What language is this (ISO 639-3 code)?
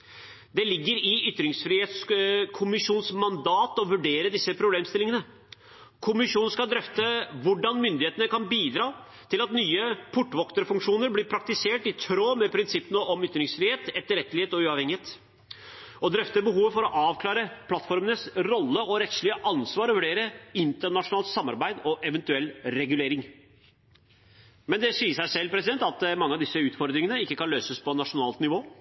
nob